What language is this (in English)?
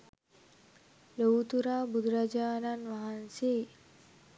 Sinhala